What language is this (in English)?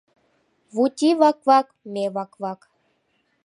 Mari